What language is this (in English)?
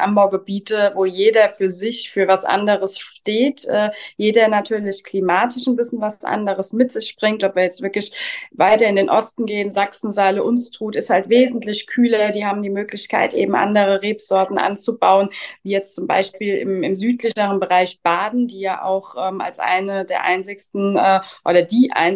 German